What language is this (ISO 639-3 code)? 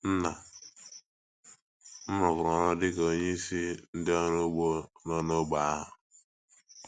ibo